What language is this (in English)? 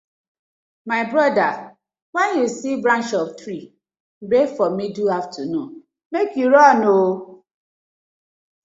Nigerian Pidgin